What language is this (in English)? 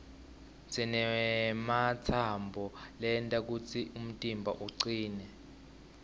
Swati